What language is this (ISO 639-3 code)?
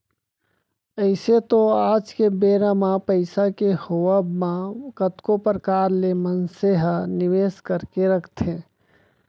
hne